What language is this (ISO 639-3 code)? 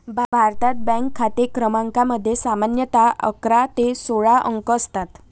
mar